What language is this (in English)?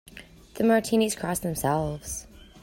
English